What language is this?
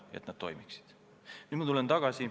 Estonian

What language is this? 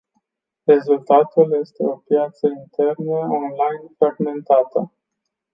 Romanian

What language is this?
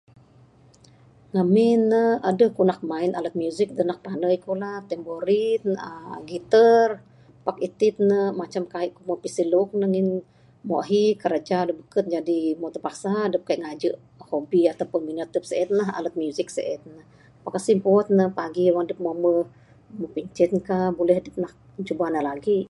Bukar-Sadung Bidayuh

